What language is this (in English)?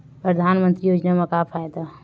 Chhattisgarhi